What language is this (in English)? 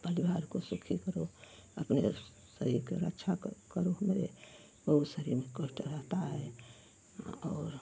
Hindi